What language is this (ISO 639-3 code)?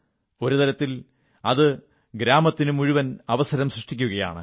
mal